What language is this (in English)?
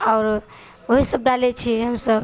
Maithili